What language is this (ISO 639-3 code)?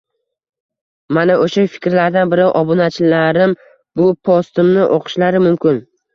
uzb